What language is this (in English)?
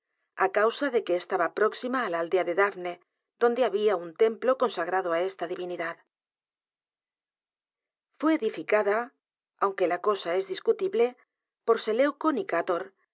Spanish